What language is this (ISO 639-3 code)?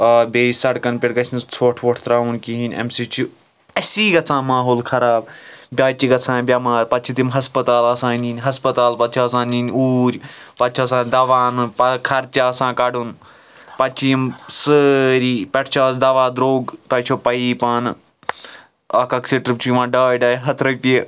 kas